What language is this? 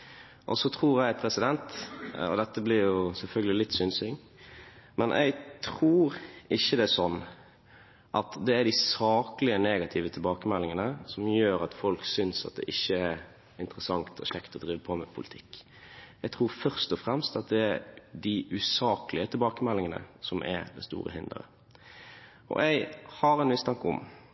Norwegian Bokmål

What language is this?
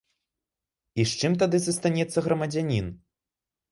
Belarusian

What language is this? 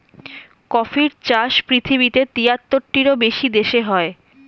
Bangla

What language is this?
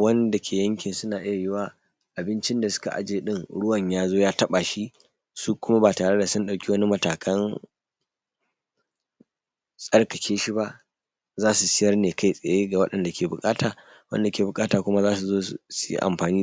Hausa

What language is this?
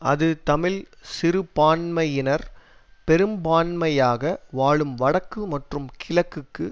Tamil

